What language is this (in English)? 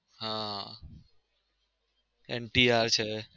Gujarati